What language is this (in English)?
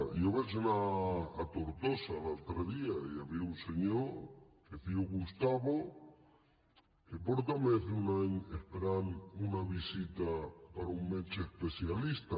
Catalan